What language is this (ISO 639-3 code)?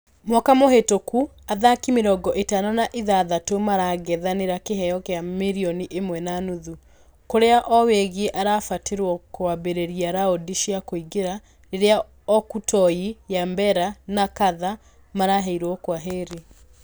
kik